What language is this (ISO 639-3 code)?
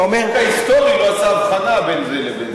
heb